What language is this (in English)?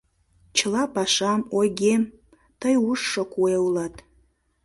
Mari